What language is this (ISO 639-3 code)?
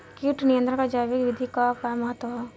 bho